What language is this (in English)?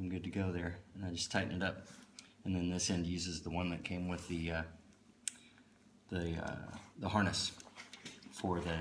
English